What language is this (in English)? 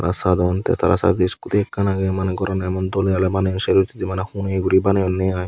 Chakma